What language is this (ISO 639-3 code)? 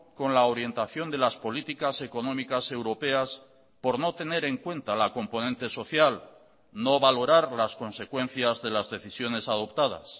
spa